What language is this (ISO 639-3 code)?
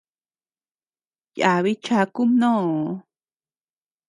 cux